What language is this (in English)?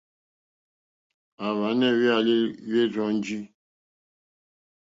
Mokpwe